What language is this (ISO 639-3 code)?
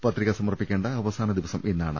mal